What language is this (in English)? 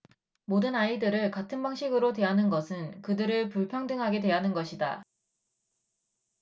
Korean